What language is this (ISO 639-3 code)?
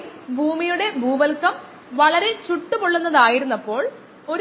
mal